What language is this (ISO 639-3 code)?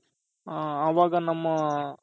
kan